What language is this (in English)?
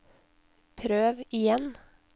Norwegian